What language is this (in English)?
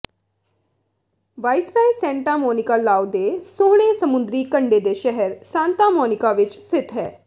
Punjabi